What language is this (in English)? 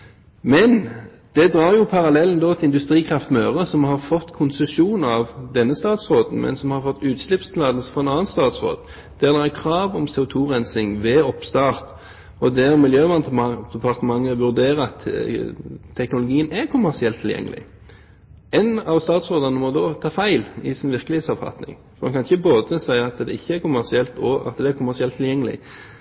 Norwegian Bokmål